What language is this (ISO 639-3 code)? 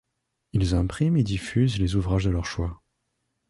fra